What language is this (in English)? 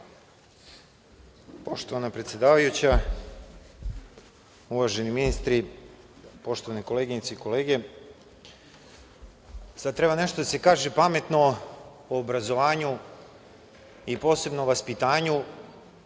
Serbian